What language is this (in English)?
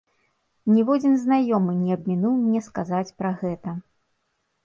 Belarusian